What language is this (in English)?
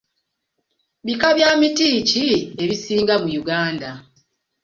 Ganda